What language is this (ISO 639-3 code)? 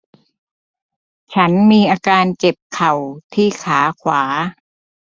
tha